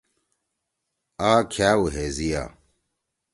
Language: Torwali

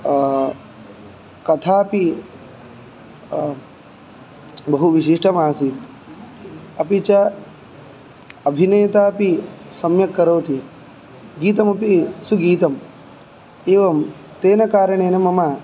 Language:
Sanskrit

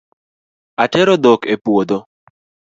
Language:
Luo (Kenya and Tanzania)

